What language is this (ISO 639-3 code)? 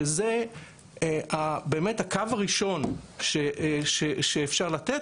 heb